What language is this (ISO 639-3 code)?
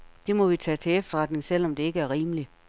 dan